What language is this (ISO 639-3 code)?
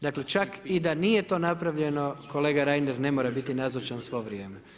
hrv